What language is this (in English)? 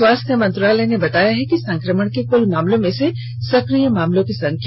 Hindi